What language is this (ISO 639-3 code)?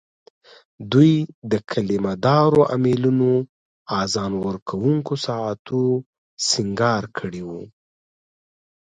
pus